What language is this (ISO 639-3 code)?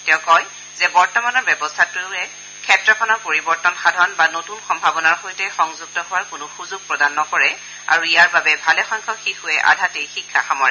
asm